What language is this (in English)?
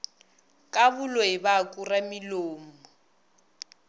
Northern Sotho